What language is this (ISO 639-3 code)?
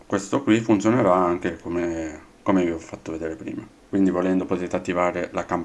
ita